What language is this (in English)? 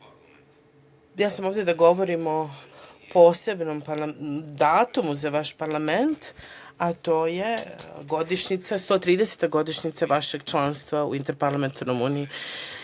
Serbian